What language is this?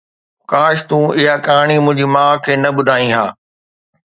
Sindhi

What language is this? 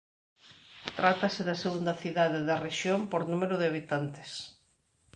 Galician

